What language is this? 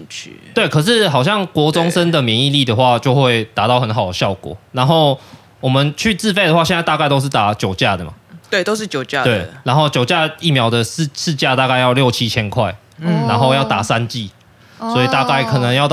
Chinese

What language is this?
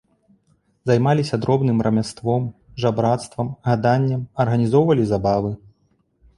Belarusian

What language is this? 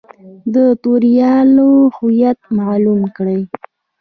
Pashto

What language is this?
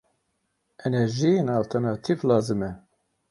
Kurdish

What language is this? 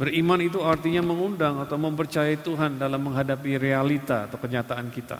Indonesian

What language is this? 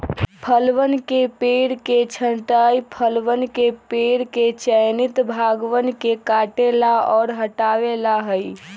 Magahi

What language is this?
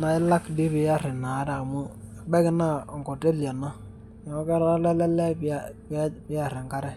Masai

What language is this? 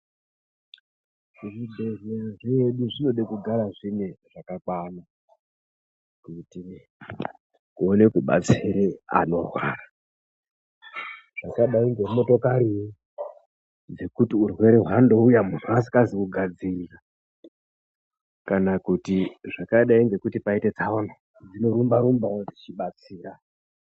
Ndau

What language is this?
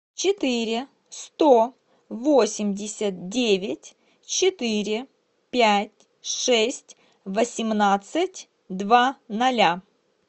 Russian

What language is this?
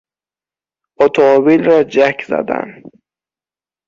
Persian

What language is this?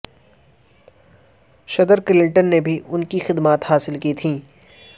Urdu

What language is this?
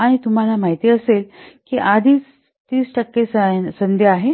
Marathi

